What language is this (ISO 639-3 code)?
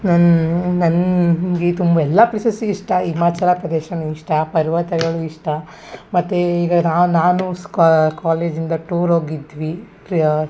kan